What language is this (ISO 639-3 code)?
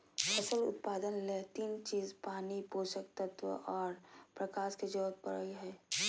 mag